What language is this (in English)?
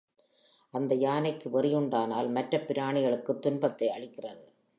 Tamil